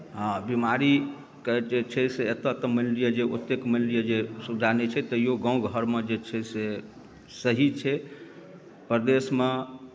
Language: Maithili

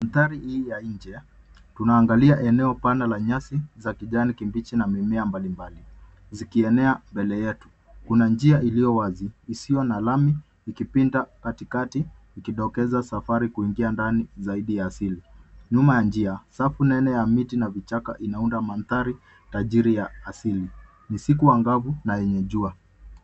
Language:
Swahili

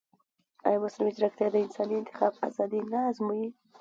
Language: Pashto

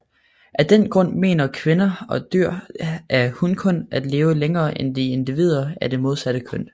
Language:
Danish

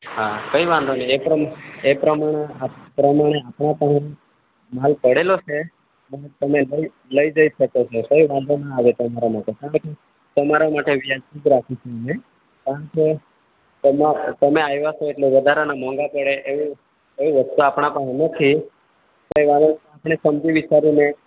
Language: Gujarati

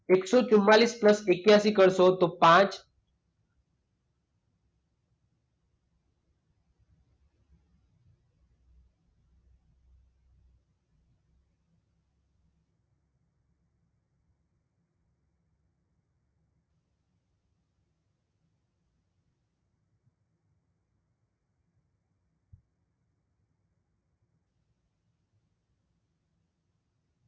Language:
Gujarati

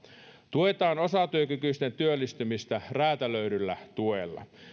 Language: Finnish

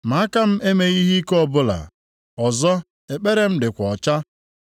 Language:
Igbo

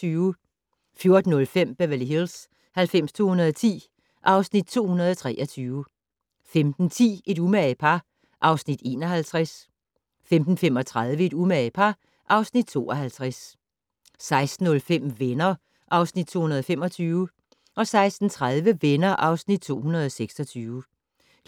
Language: Danish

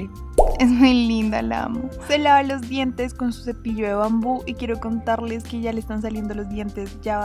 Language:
Spanish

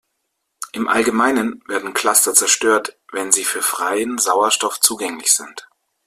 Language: German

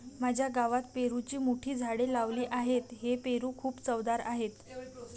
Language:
Marathi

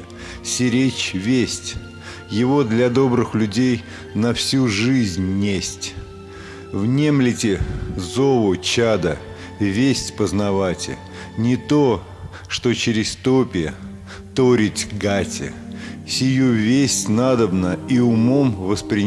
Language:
Russian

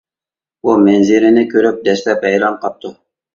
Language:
Uyghur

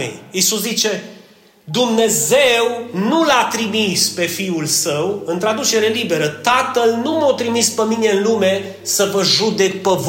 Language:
Romanian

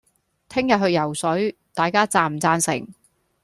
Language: Cantonese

